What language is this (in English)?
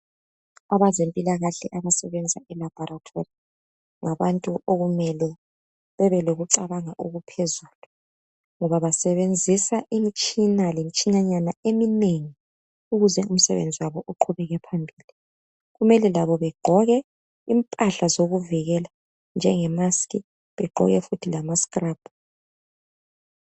North Ndebele